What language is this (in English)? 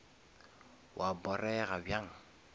Northern Sotho